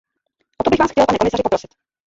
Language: Czech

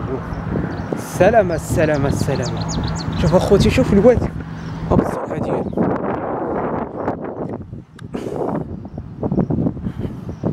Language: Arabic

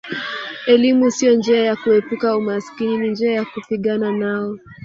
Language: Swahili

